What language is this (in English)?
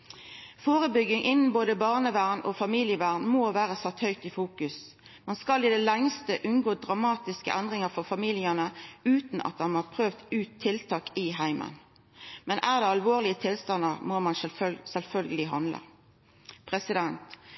Norwegian Nynorsk